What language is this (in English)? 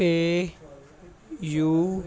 Punjabi